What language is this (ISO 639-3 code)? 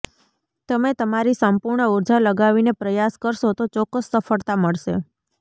guj